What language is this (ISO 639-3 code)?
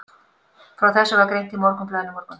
isl